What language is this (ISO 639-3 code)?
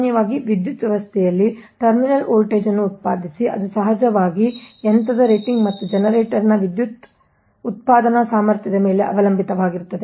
kan